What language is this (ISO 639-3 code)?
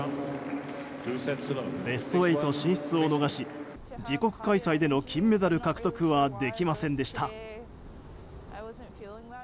jpn